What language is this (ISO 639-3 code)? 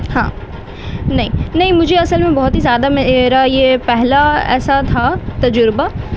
urd